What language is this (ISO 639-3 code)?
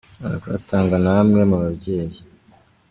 kin